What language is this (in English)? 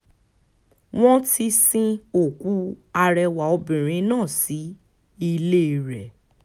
Yoruba